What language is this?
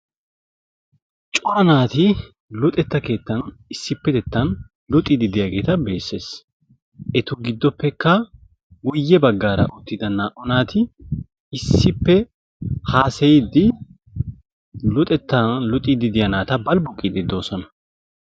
Wolaytta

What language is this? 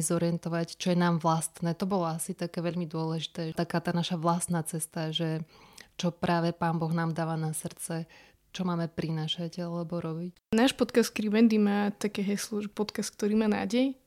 Slovak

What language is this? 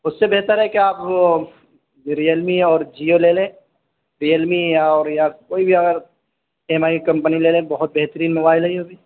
Urdu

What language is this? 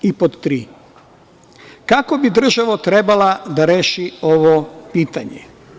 Serbian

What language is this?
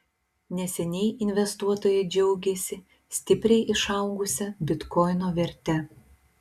Lithuanian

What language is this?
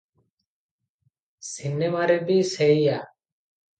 Odia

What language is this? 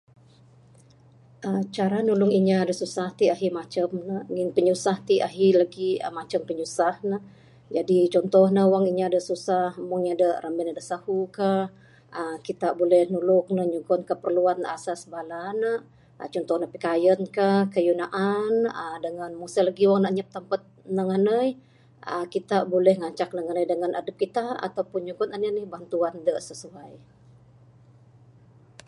Bukar-Sadung Bidayuh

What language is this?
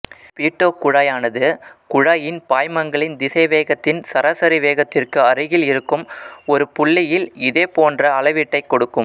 Tamil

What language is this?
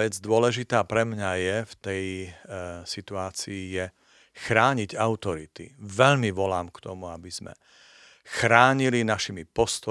Slovak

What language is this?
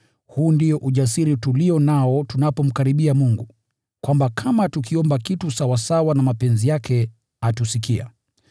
Swahili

